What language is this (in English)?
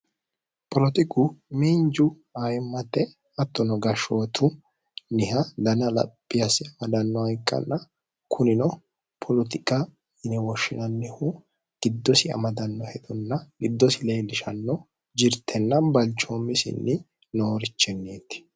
Sidamo